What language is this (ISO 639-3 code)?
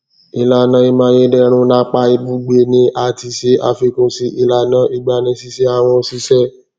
yor